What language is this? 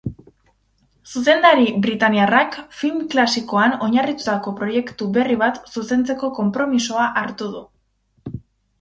Basque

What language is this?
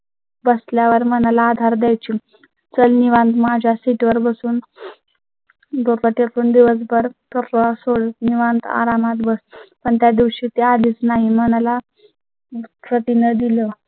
Marathi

